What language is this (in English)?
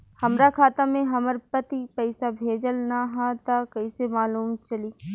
Bhojpuri